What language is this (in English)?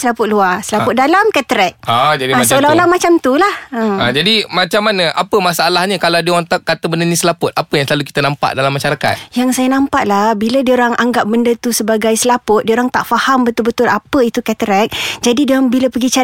Malay